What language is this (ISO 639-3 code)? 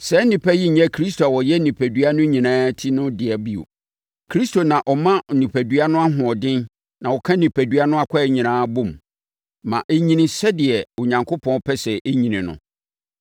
aka